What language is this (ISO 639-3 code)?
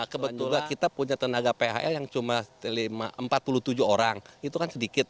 ind